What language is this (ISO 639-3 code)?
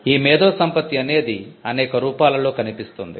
tel